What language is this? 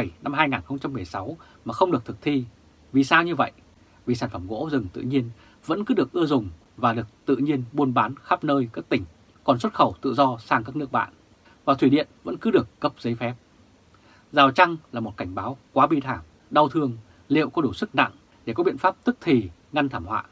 Vietnamese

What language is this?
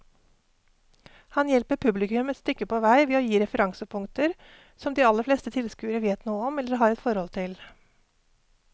Norwegian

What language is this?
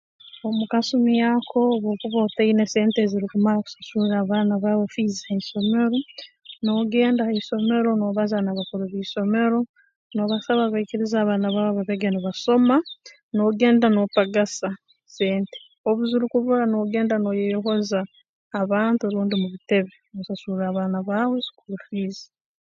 Tooro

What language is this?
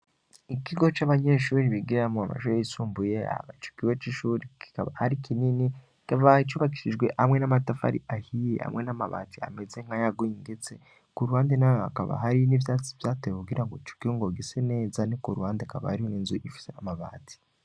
Rundi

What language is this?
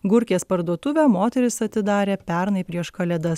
Lithuanian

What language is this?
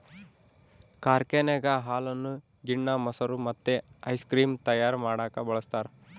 Kannada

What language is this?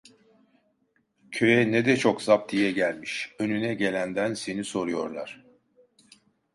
Turkish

